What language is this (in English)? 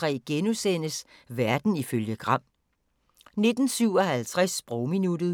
Danish